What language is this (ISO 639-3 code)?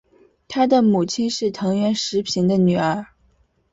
zho